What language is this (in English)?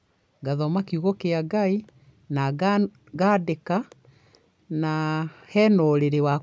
Kikuyu